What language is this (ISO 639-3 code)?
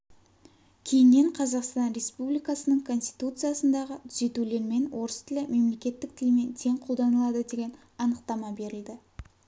kaz